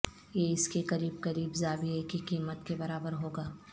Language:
Urdu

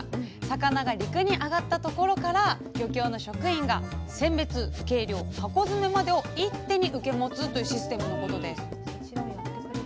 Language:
Japanese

